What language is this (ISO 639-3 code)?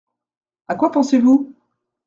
fra